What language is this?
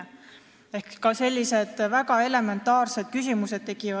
Estonian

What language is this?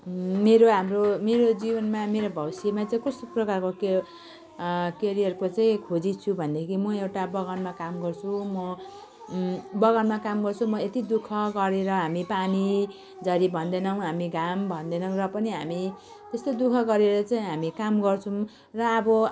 Nepali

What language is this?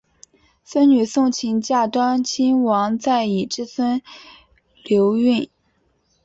Chinese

